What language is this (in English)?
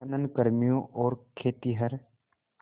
Hindi